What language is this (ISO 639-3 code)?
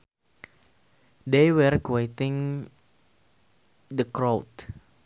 sun